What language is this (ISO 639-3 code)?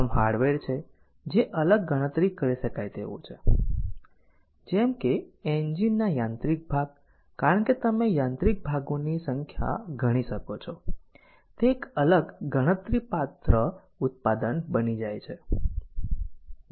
guj